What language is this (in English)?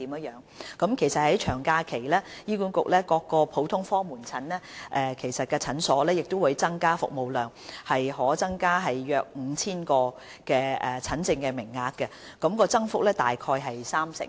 Cantonese